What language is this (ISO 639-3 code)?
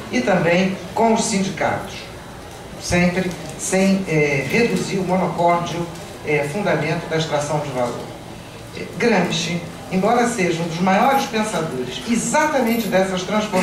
por